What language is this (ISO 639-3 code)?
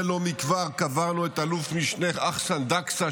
heb